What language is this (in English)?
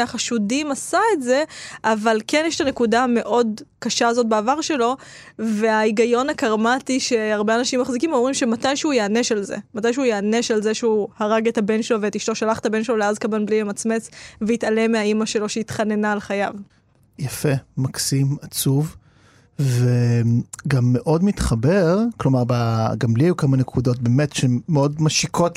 Hebrew